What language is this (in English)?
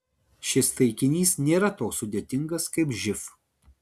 Lithuanian